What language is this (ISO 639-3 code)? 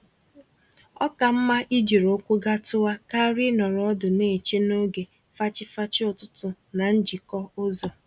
ibo